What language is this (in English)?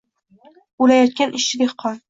Uzbek